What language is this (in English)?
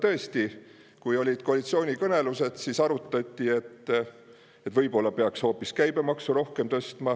Estonian